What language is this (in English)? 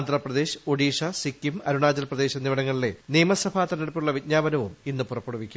Malayalam